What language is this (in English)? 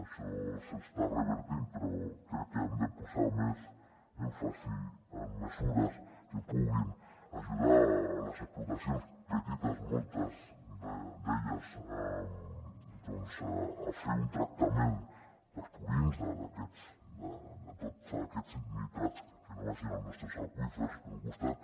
Catalan